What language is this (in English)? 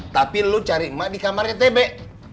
Indonesian